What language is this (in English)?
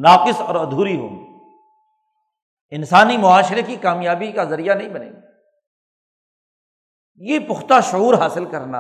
Urdu